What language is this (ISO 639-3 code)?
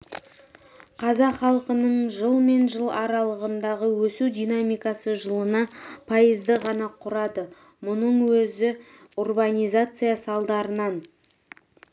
kaz